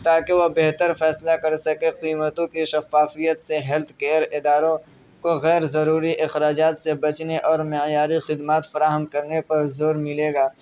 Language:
Urdu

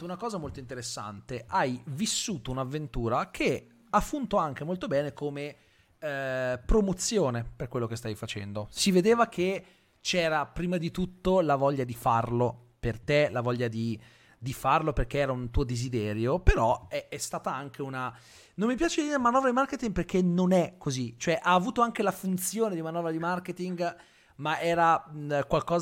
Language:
Italian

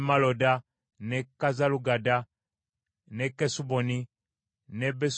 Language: Ganda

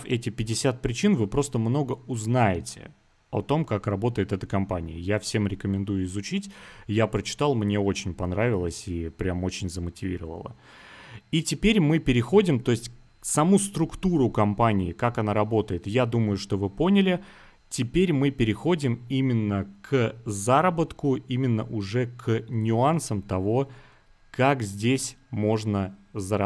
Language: Russian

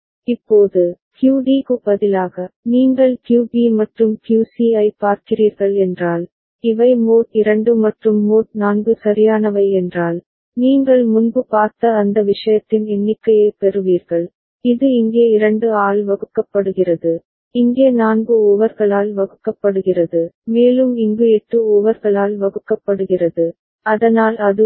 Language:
Tamil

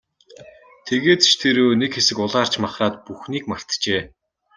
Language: Mongolian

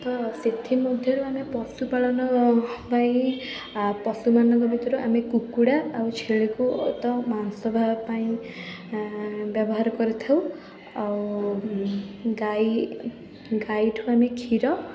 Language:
Odia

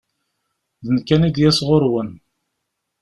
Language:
Kabyle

